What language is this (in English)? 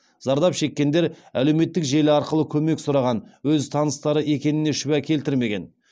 Kazakh